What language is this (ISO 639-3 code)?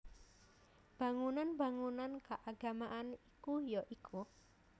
jav